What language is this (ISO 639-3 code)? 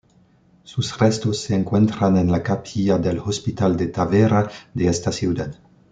spa